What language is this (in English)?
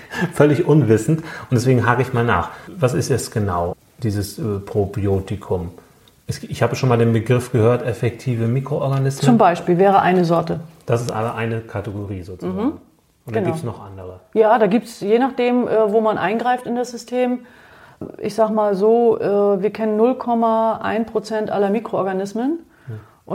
German